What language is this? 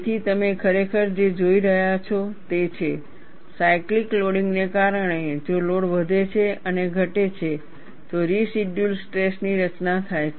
Gujarati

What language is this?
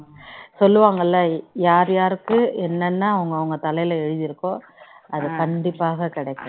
Tamil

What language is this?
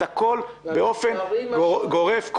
Hebrew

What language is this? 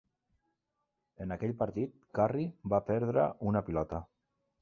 Catalan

